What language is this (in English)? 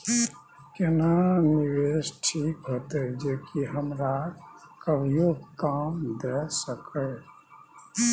Maithili